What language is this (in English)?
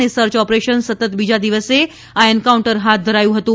Gujarati